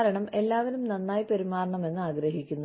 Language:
Malayalam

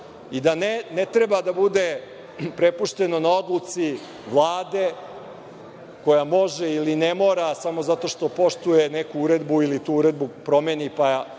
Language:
Serbian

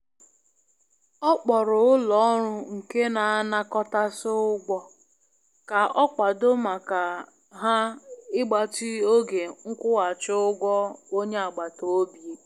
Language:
Igbo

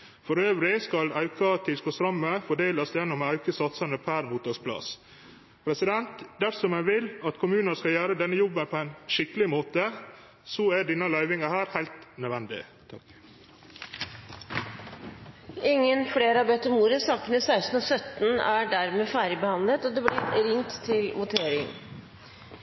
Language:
Norwegian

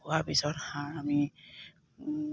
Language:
Assamese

